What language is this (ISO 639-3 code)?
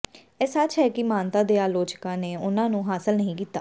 pan